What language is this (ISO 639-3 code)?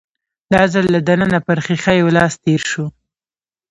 pus